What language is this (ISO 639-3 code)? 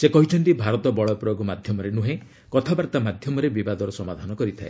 ori